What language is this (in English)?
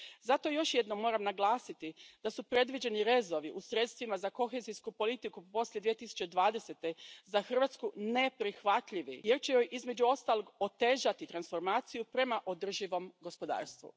Croatian